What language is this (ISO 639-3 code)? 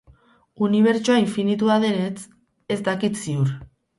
eus